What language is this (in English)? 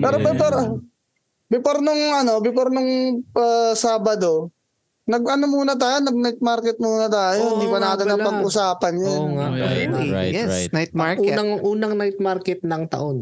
Filipino